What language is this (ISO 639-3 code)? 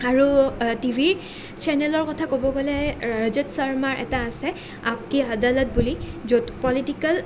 asm